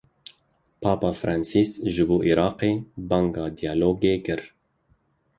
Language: Kurdish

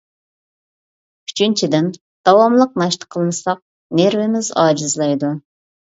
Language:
Uyghur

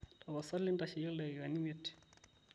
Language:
Masai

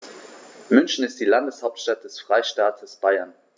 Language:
German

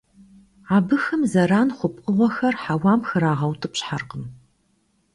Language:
Kabardian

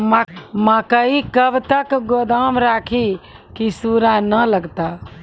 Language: Maithili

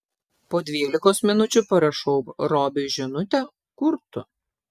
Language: Lithuanian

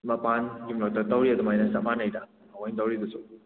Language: Manipuri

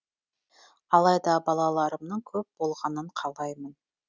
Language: Kazakh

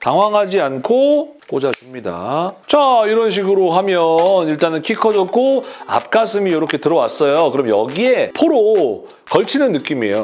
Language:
Korean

